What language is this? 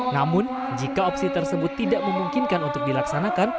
Indonesian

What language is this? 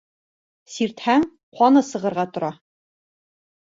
Bashkir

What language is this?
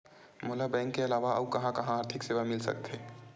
Chhattisgarhi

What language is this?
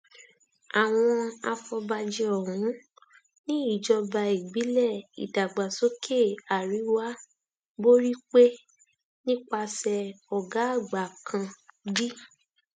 Yoruba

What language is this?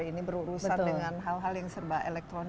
Indonesian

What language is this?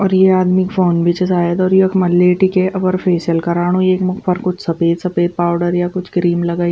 Garhwali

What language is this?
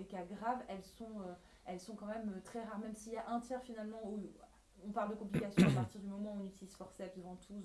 French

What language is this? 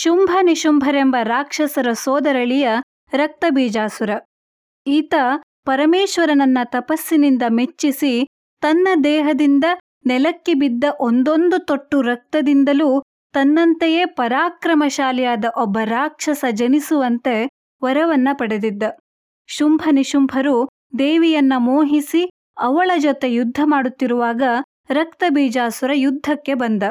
Kannada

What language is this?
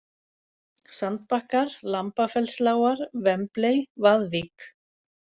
Icelandic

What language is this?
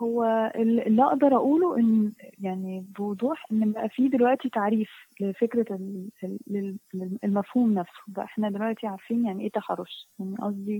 Arabic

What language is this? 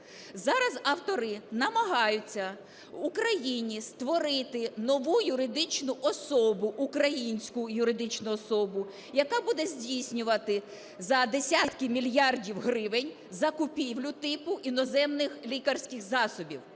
Ukrainian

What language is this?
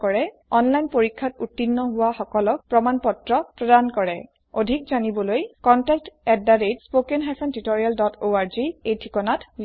Assamese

